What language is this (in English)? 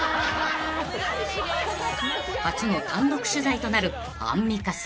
Japanese